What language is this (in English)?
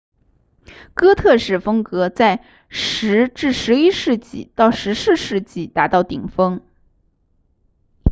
Chinese